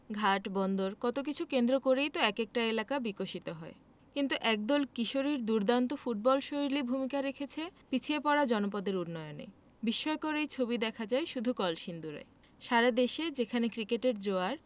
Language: Bangla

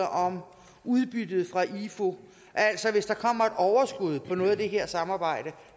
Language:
Danish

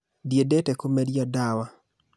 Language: Kikuyu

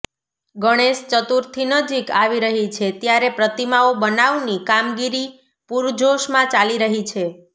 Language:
Gujarati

